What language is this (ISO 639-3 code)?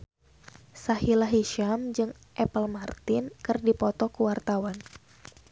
sun